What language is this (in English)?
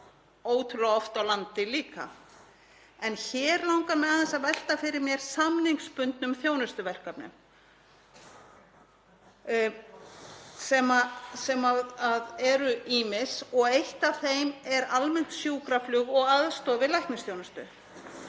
Icelandic